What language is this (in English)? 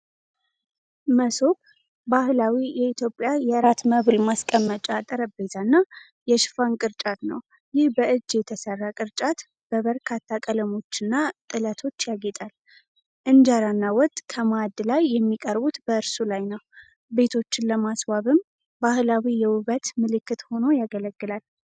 Amharic